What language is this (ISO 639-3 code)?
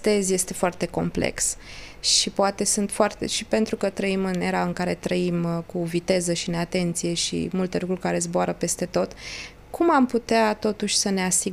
ron